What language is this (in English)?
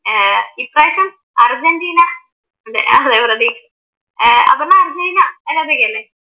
Malayalam